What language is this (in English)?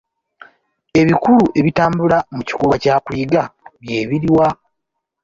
Ganda